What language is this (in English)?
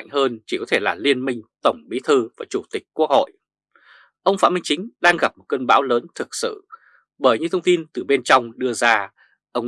Vietnamese